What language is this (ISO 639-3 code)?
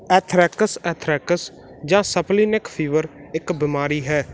pan